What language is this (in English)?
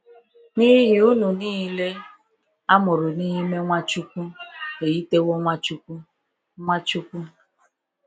Igbo